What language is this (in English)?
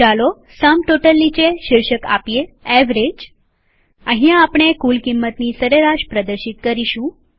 Gujarati